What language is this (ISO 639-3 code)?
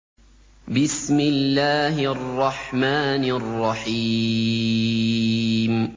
ara